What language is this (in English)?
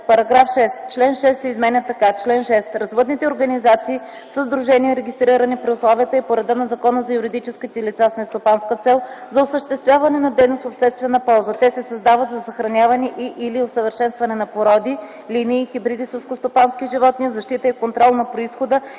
Bulgarian